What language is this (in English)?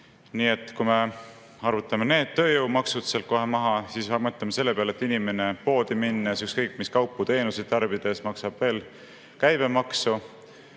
Estonian